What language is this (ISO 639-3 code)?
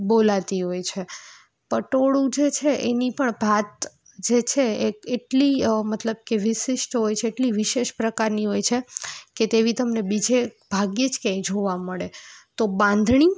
guj